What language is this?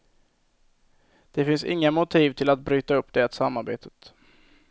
Swedish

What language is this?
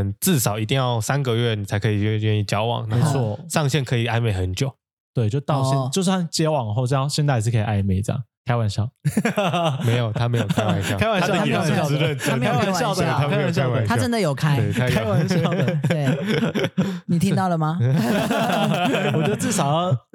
Chinese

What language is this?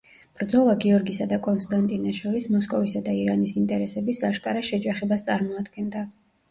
Georgian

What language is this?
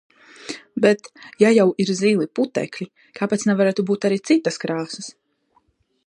Latvian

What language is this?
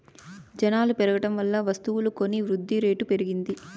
Telugu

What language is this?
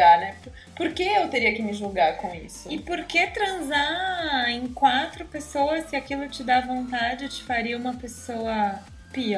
Portuguese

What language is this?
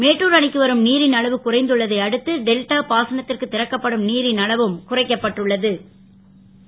Tamil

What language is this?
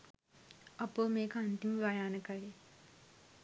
Sinhala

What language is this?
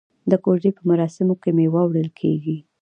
Pashto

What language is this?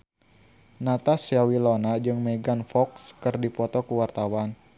Sundanese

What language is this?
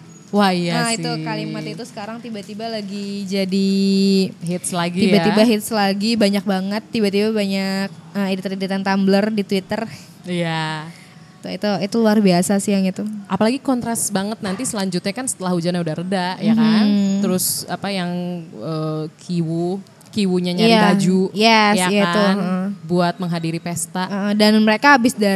Indonesian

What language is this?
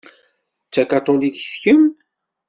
Kabyle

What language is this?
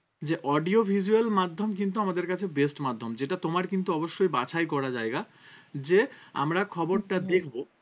Bangla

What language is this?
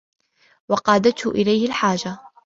Arabic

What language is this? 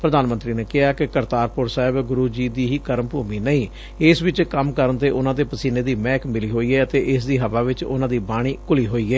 Punjabi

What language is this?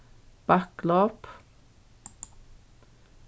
Faroese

